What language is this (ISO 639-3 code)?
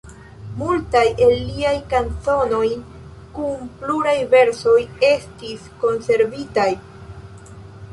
epo